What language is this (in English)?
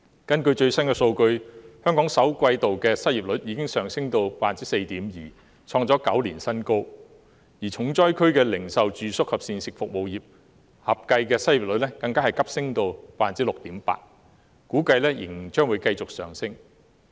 Cantonese